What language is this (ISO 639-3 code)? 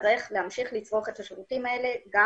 heb